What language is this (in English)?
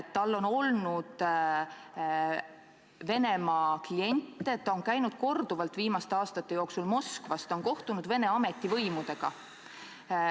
Estonian